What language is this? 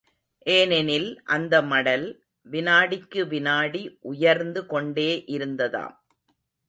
Tamil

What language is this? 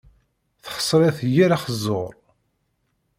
Kabyle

